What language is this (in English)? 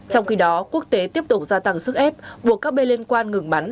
Vietnamese